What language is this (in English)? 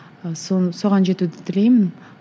Kazakh